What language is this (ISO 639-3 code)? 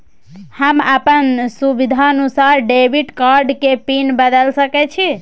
mai